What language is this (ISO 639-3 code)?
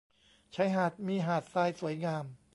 tha